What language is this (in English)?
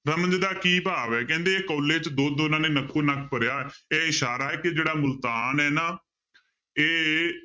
Punjabi